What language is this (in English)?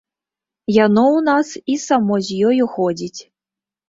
Belarusian